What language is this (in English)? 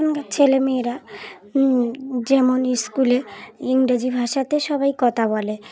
Bangla